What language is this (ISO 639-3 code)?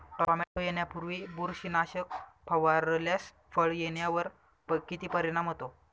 mar